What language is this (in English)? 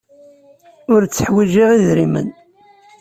Kabyle